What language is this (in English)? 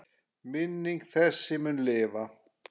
Icelandic